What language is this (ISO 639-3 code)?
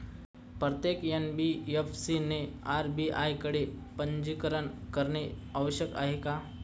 mar